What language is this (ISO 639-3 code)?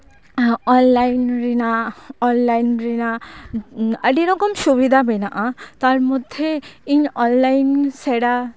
sat